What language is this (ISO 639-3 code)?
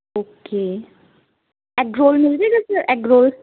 pan